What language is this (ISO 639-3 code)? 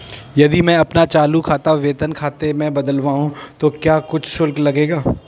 hin